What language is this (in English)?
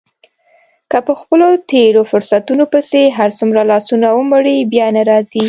Pashto